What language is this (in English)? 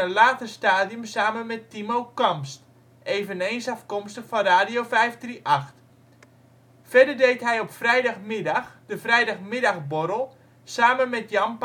Dutch